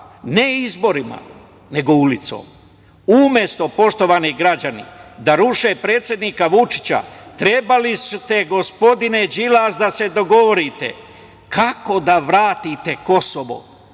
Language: Serbian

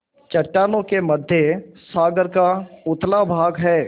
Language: Hindi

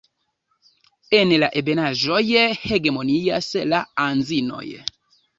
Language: Esperanto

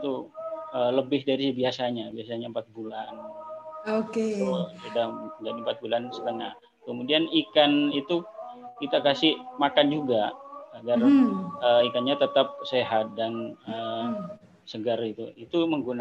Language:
Indonesian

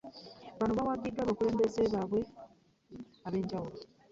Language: Ganda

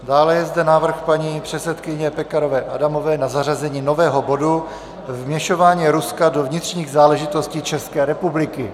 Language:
Czech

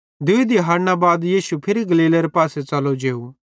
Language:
Bhadrawahi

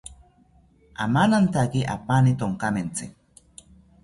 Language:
South Ucayali Ashéninka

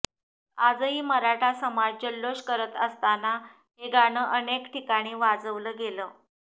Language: Marathi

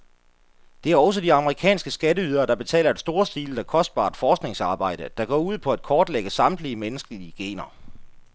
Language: Danish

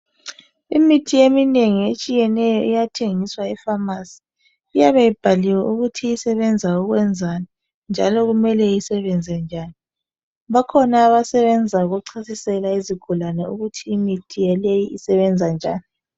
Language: North Ndebele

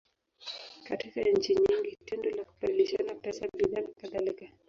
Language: Swahili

